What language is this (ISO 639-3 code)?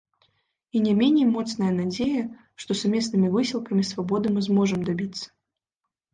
bel